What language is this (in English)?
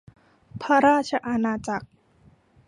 Thai